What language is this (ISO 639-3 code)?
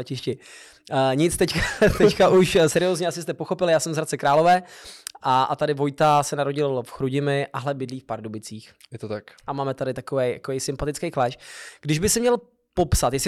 ces